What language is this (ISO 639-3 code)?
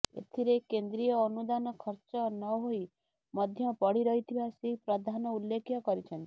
ori